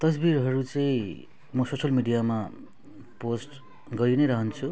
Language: Nepali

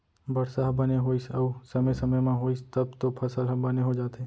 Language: Chhattisgarhi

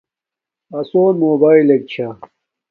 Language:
Domaaki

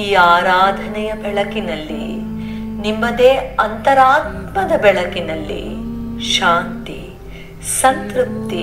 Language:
Kannada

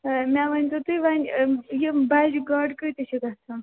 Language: Kashmiri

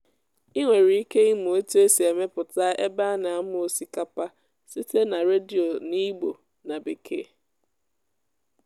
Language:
Igbo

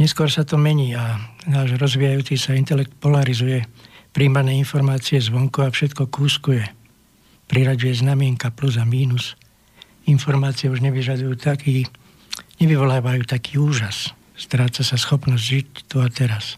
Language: Slovak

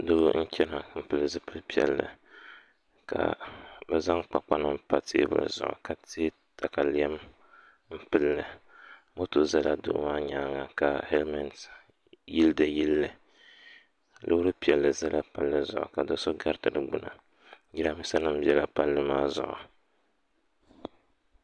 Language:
Dagbani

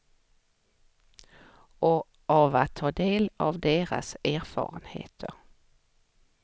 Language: Swedish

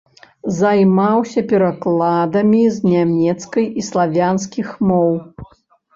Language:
Belarusian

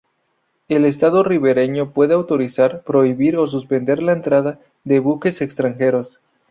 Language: Spanish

